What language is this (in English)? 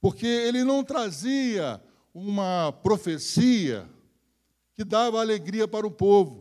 Portuguese